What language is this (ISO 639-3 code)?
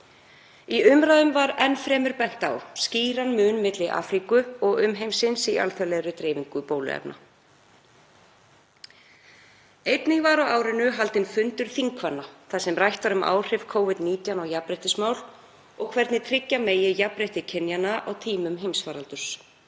isl